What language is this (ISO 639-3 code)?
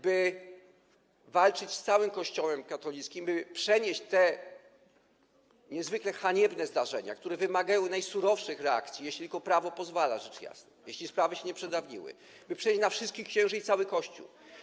pol